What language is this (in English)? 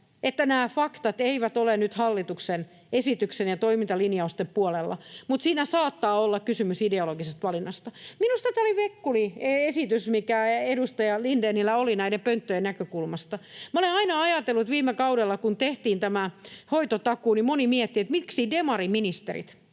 Finnish